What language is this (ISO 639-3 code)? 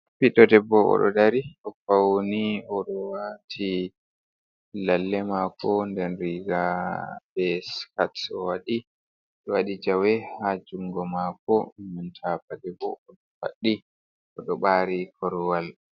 ful